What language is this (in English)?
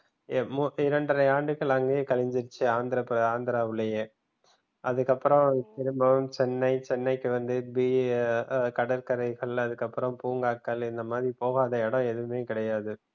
Tamil